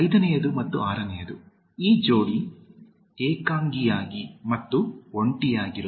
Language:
Kannada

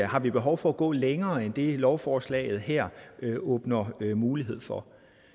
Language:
Danish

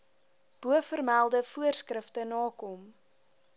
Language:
Afrikaans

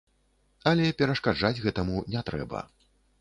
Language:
Belarusian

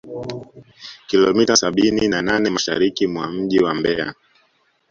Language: Swahili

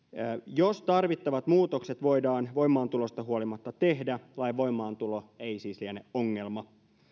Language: Finnish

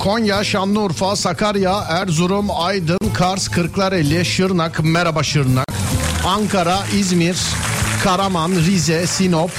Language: Turkish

